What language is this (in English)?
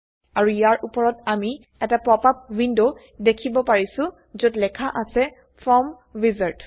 Assamese